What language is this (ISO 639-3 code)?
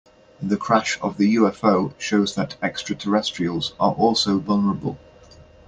eng